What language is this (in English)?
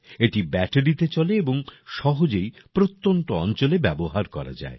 Bangla